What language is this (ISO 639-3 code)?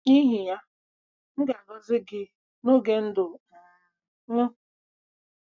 ibo